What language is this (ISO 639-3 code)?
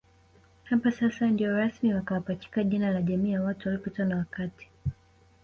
swa